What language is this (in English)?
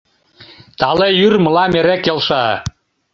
Mari